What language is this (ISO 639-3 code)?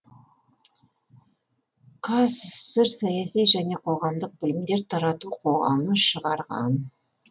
kaz